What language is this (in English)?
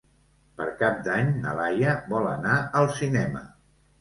Catalan